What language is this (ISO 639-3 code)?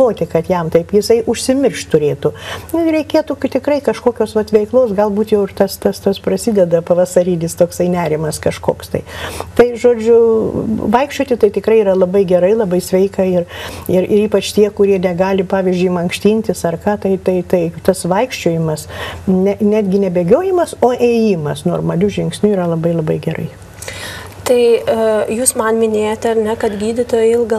lit